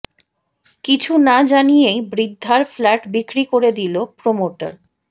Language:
Bangla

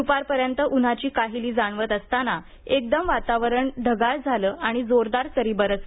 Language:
Marathi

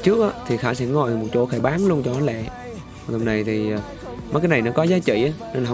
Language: Vietnamese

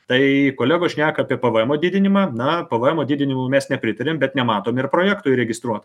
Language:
Lithuanian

